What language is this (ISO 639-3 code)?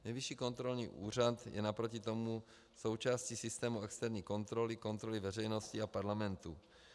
ces